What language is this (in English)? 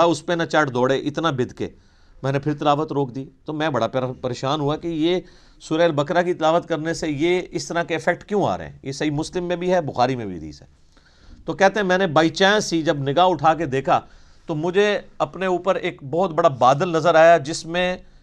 Urdu